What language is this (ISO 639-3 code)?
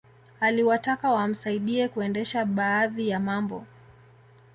swa